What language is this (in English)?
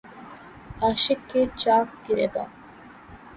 Urdu